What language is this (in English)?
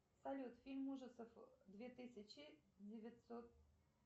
Russian